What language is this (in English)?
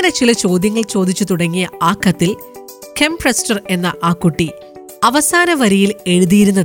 Malayalam